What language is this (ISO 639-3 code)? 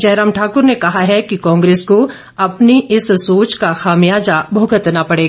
hin